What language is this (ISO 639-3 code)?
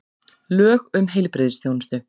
isl